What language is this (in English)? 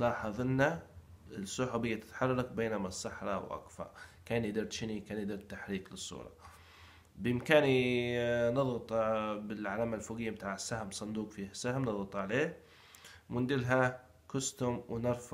Arabic